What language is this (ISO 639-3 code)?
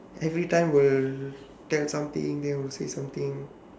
eng